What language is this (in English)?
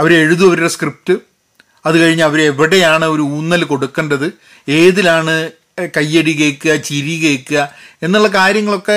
Malayalam